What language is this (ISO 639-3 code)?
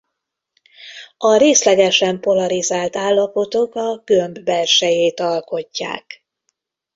hun